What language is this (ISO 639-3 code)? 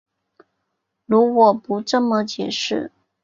zho